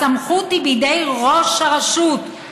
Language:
Hebrew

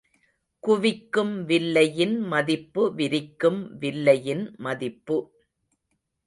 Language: Tamil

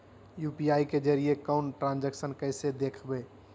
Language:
Magahi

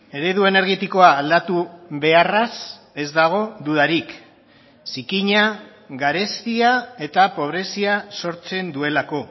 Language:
Basque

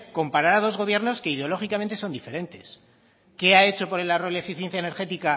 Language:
Spanish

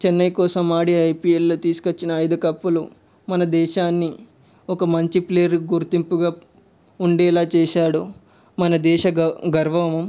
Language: Telugu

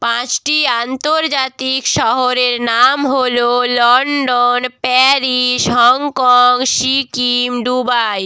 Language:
Bangla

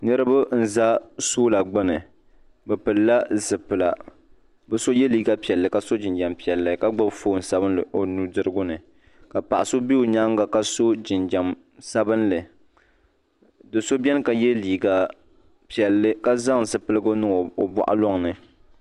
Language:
Dagbani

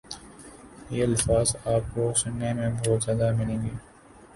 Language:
Urdu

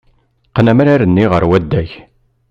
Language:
Kabyle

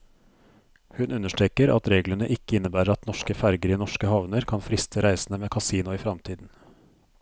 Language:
Norwegian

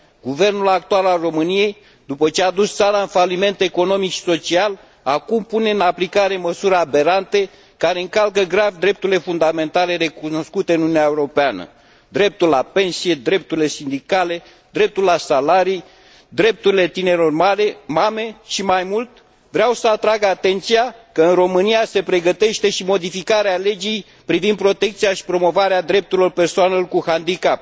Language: Romanian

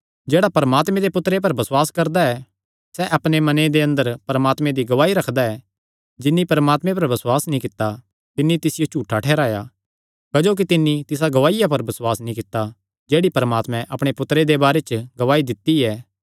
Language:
Kangri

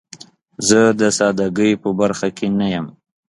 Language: Pashto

